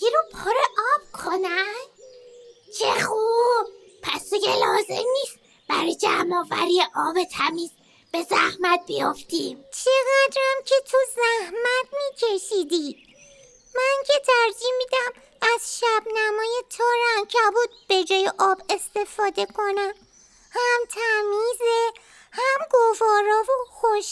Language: Persian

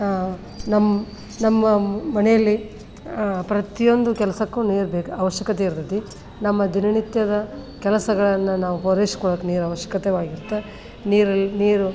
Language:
Kannada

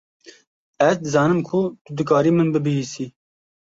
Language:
Kurdish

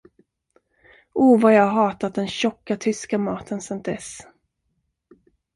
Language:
Swedish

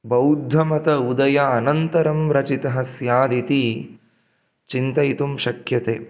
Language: Sanskrit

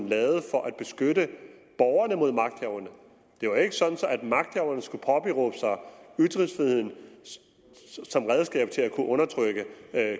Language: Danish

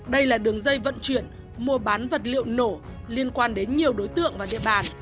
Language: Vietnamese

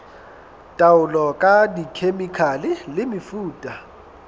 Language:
Southern Sotho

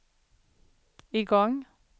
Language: Swedish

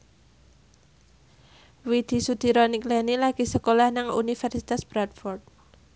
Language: Javanese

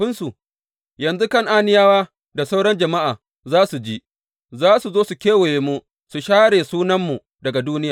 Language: Hausa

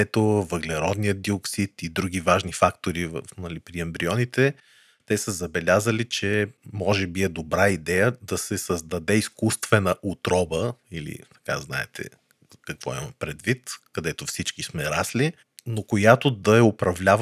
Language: Bulgarian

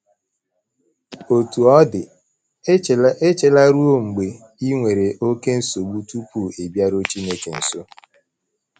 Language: Igbo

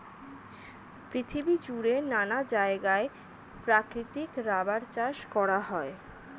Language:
Bangla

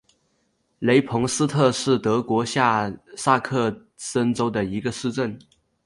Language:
Chinese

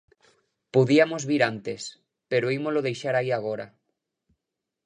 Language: Galician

